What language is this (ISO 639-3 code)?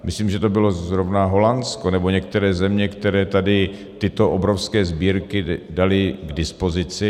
ces